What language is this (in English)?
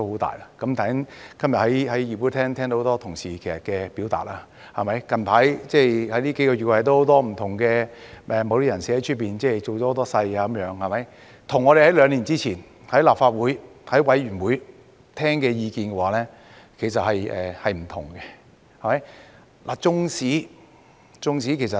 Cantonese